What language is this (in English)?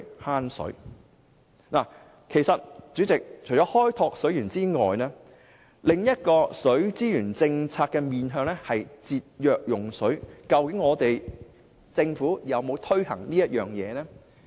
Cantonese